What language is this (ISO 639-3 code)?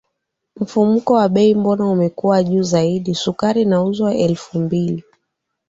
swa